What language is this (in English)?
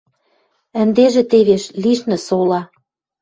Western Mari